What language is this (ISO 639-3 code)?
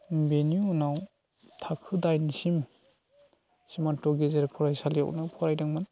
brx